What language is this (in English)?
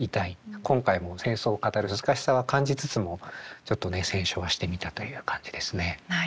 Japanese